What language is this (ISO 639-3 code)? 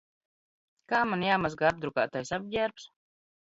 lav